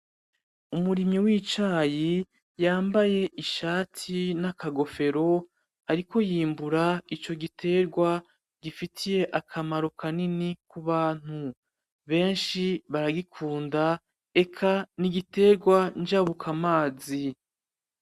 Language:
Rundi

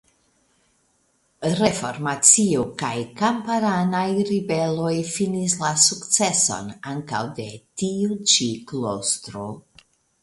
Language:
Esperanto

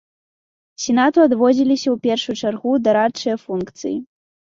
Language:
Belarusian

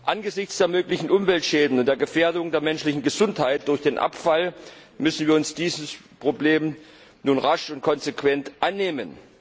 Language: German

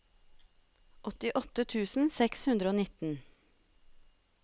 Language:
Norwegian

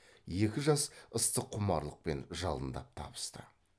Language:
Kazakh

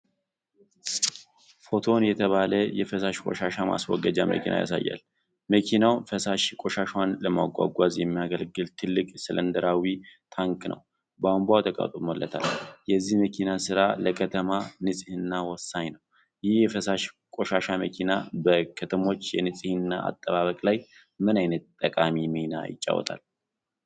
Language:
Amharic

